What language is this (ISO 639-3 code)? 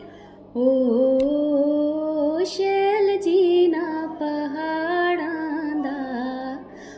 doi